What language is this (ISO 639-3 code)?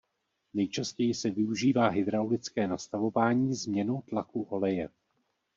ces